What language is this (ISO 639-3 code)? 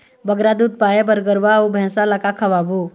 hne